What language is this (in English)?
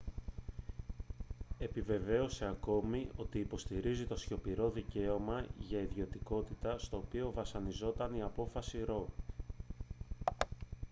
Greek